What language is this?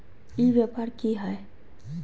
Magahi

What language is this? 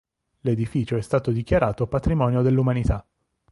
Italian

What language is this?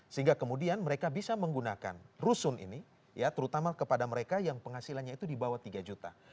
Indonesian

